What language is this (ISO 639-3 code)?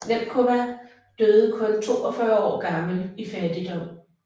dan